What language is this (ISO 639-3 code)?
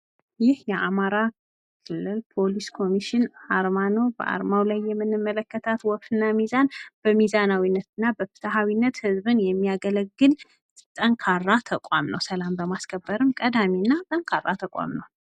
amh